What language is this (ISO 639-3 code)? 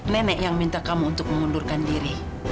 ind